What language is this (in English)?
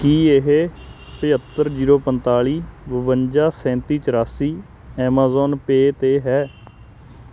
Punjabi